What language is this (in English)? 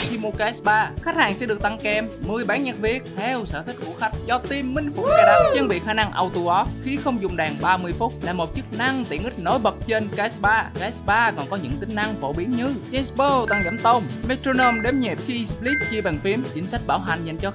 Vietnamese